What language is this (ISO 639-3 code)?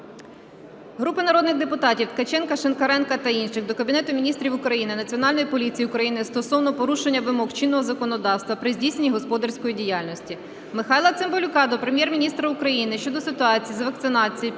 ukr